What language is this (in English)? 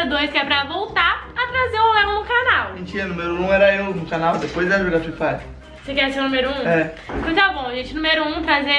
Portuguese